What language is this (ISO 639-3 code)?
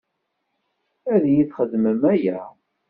kab